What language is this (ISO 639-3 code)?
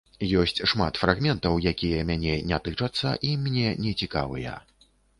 bel